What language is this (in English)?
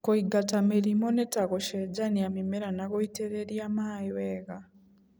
Kikuyu